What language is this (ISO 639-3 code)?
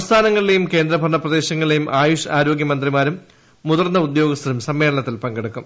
mal